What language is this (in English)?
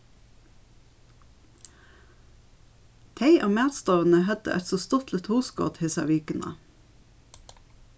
Faroese